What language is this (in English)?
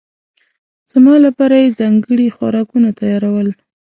Pashto